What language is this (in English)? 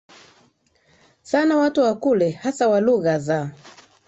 Swahili